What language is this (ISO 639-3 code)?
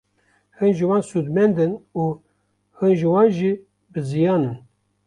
kur